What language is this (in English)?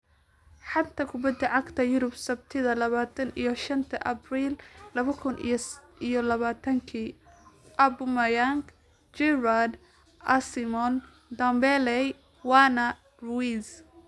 Somali